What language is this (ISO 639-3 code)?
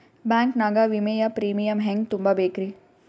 kan